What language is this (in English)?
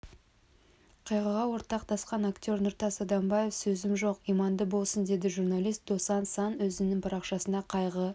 Kazakh